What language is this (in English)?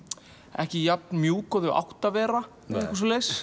Icelandic